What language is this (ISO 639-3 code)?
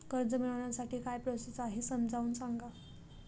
mar